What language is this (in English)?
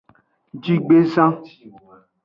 Aja (Benin)